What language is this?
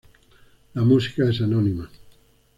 Spanish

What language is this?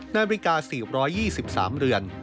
Thai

